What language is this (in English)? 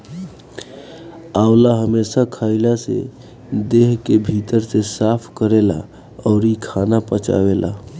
Bhojpuri